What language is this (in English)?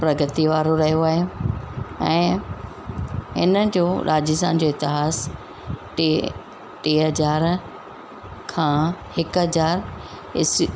Sindhi